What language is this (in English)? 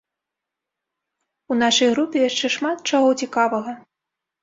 Belarusian